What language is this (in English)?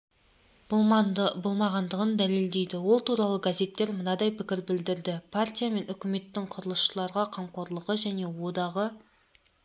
Kazakh